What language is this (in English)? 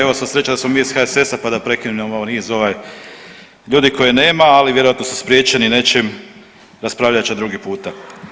Croatian